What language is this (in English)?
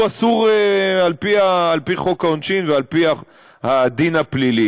Hebrew